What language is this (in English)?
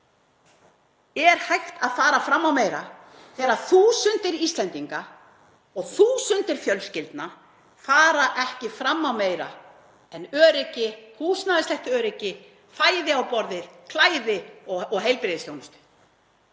Icelandic